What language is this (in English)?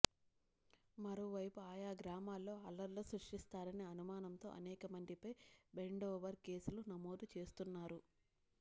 Telugu